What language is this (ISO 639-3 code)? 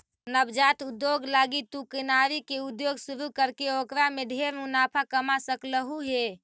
mag